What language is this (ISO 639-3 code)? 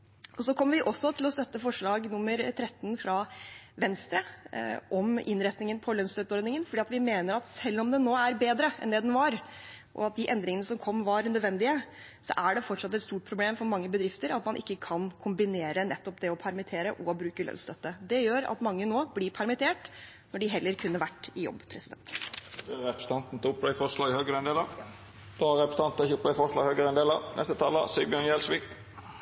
nor